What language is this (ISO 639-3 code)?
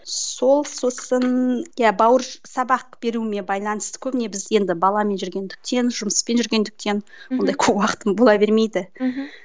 kaz